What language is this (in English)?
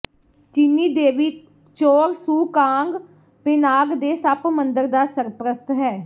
Punjabi